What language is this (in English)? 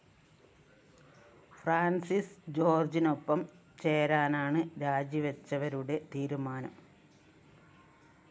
Malayalam